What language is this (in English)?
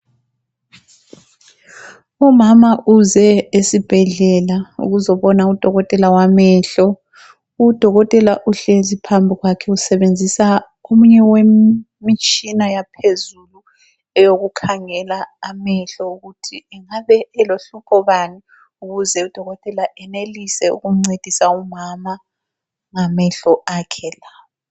North Ndebele